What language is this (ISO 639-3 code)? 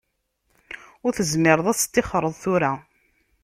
kab